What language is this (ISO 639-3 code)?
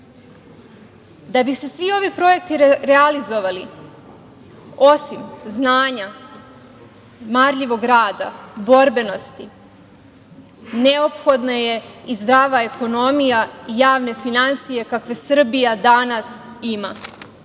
srp